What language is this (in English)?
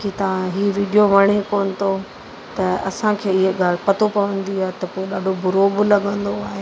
Sindhi